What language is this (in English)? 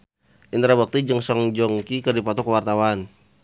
Sundanese